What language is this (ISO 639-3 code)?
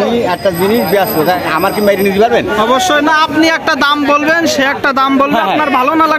ben